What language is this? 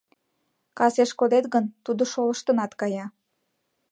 Mari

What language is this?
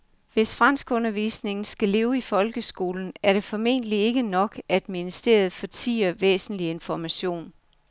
Danish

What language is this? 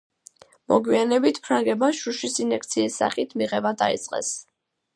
Georgian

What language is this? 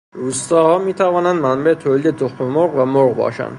Persian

